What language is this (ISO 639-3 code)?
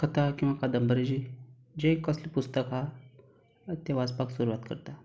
kok